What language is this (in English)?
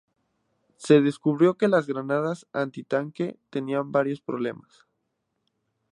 Spanish